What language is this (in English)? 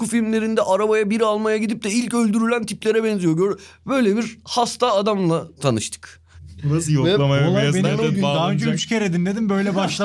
Turkish